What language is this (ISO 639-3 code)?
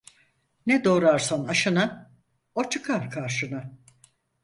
tur